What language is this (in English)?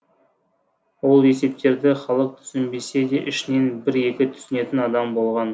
Kazakh